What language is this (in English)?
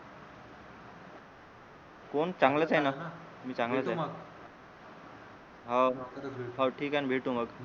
Marathi